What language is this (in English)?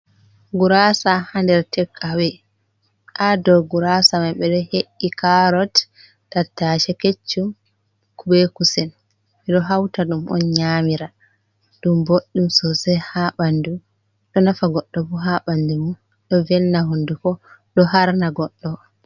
Fula